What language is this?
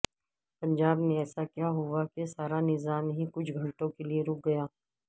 Urdu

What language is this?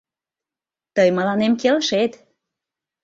Mari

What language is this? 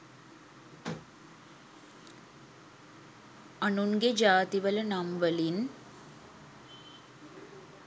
Sinhala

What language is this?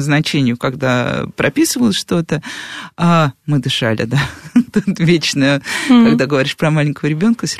Russian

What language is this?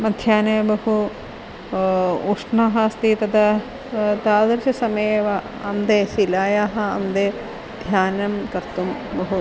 Sanskrit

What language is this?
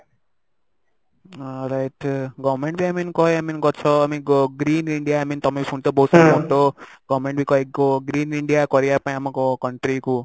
Odia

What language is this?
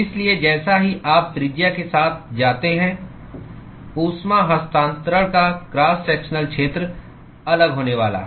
Hindi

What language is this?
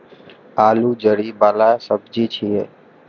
Maithili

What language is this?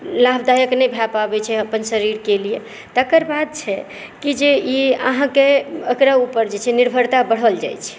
Maithili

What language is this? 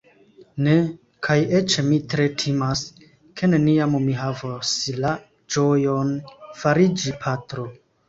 Esperanto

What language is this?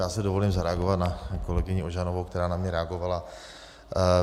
Czech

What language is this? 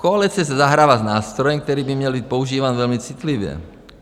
Czech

